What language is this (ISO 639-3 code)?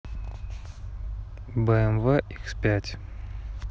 rus